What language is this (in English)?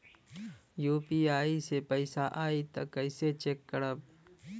Bhojpuri